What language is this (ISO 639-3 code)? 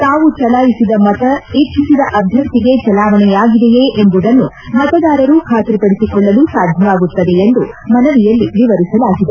kan